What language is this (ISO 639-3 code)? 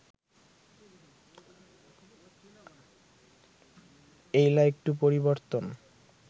ben